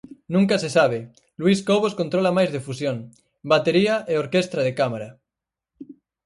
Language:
Galician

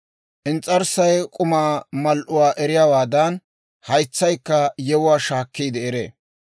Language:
Dawro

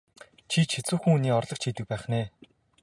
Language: Mongolian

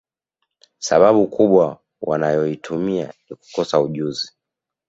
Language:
Swahili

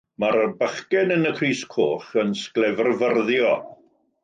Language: Welsh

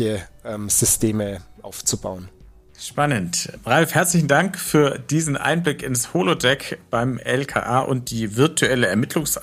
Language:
German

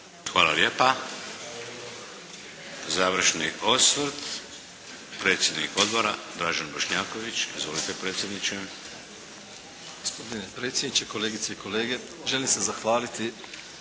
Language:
Croatian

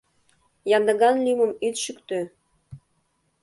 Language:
Mari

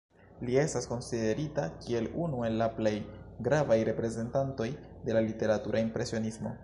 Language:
Esperanto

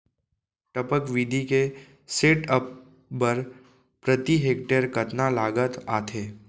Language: Chhattisgarhi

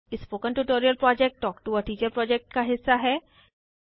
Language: Hindi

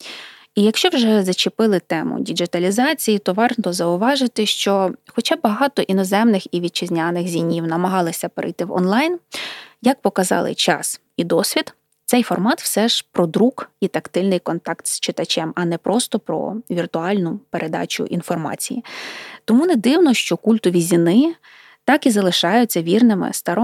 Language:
Ukrainian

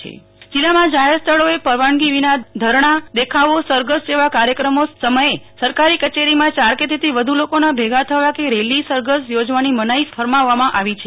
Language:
Gujarati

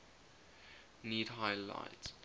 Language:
English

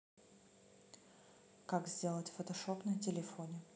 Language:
Russian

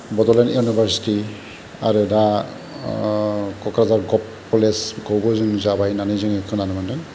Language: Bodo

